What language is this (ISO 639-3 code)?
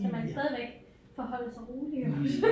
dan